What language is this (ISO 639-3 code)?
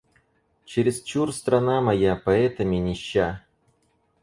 rus